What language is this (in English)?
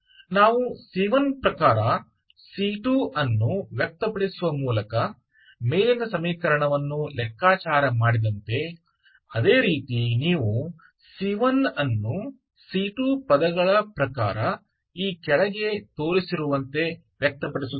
Kannada